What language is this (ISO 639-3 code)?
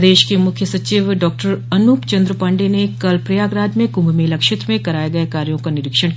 hin